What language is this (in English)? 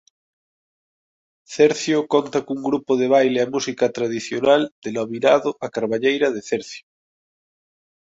Galician